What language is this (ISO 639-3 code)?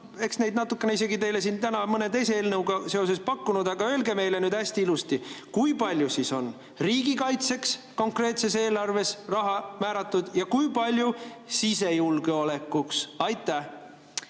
est